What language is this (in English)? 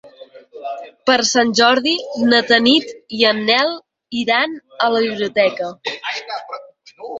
Catalan